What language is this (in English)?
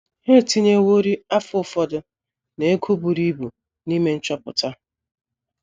Igbo